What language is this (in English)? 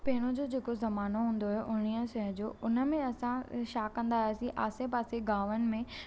Sindhi